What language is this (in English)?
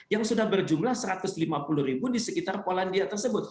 Indonesian